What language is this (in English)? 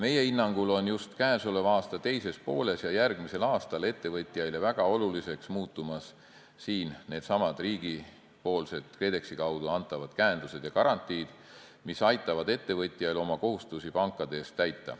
Estonian